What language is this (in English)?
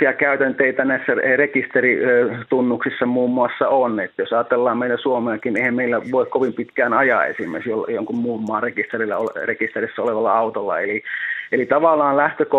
Finnish